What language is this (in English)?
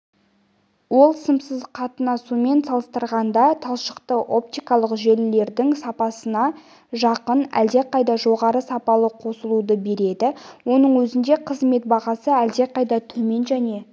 Kazakh